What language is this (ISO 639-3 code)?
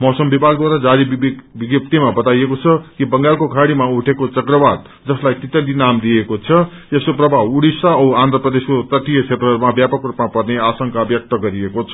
nep